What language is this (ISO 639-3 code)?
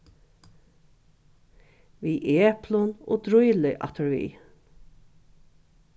fao